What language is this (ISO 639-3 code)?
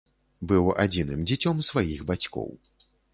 bel